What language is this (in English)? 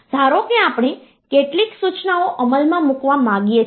Gujarati